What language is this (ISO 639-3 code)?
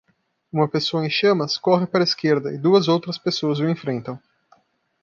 por